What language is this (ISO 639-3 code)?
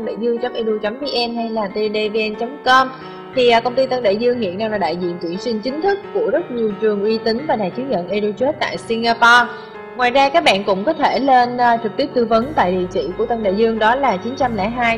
vie